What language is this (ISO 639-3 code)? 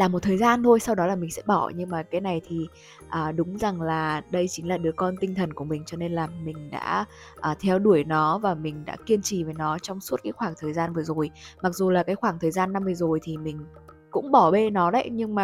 vie